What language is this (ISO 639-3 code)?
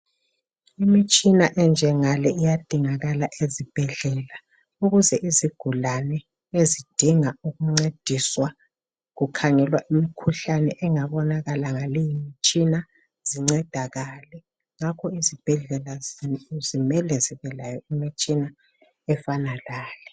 nde